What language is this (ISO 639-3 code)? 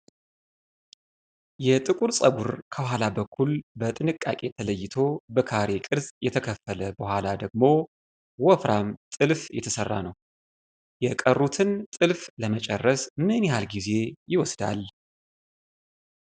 amh